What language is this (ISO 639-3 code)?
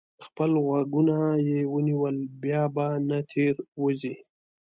pus